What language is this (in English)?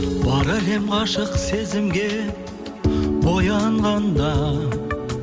Kazakh